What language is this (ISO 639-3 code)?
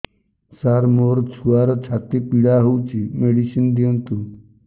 ori